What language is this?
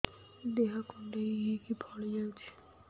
Odia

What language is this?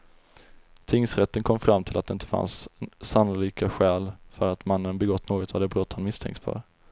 Swedish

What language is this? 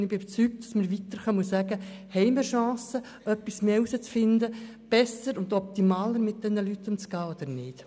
Swiss German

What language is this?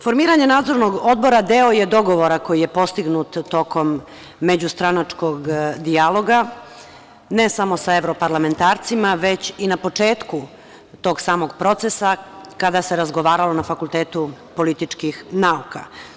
Serbian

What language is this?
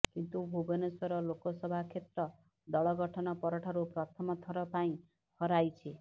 Odia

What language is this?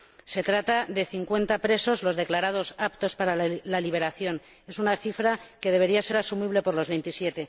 Spanish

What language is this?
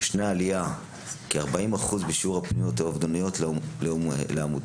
Hebrew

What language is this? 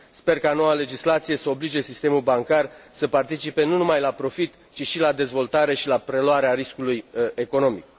Romanian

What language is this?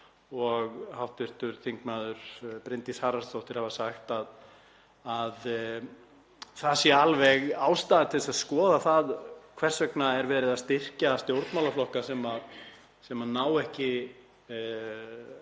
Icelandic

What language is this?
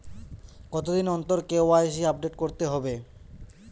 Bangla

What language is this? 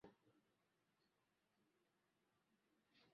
Swahili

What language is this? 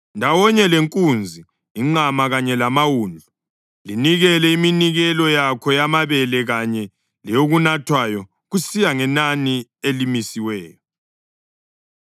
North Ndebele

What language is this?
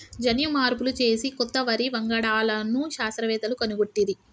Telugu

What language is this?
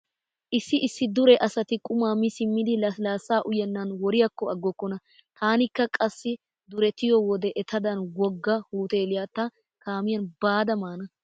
Wolaytta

